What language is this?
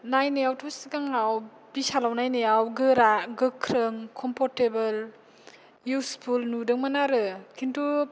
Bodo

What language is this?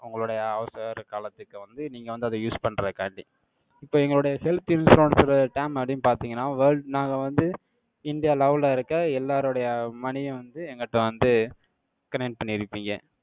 Tamil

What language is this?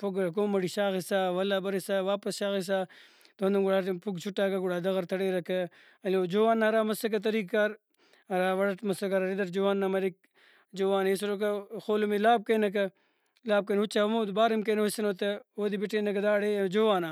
Brahui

